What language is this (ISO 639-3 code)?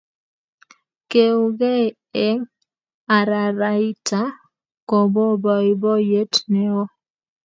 kln